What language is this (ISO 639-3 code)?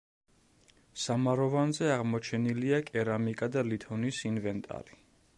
kat